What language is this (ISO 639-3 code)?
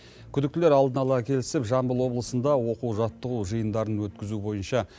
kaz